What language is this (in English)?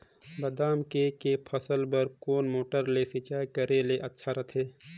Chhattisgarhi